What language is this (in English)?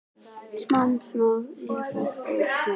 Icelandic